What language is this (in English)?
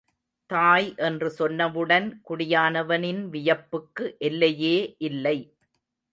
Tamil